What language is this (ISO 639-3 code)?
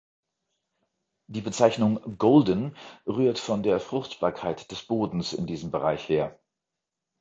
deu